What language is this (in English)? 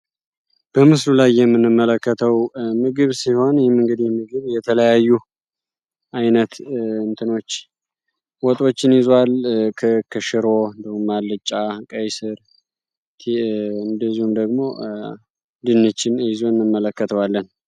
Amharic